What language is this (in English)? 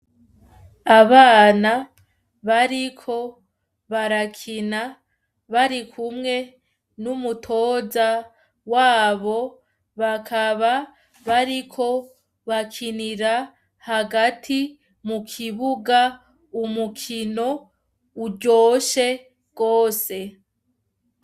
Rundi